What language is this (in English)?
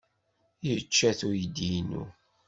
Kabyle